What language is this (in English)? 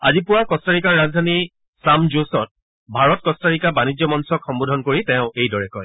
Assamese